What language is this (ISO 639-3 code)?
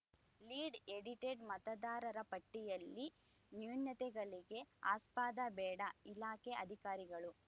kan